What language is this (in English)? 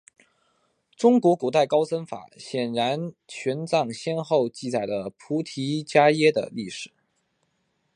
Chinese